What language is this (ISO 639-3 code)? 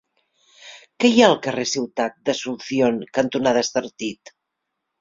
cat